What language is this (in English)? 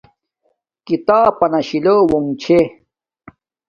Domaaki